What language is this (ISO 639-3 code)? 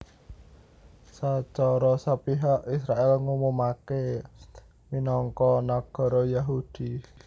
jav